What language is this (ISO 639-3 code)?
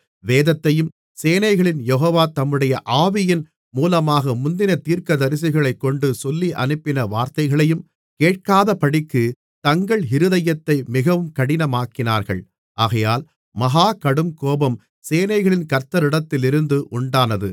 tam